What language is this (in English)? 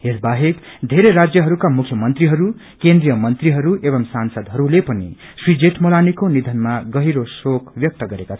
Nepali